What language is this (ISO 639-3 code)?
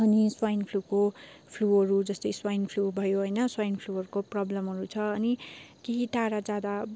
nep